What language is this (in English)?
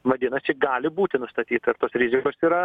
Lithuanian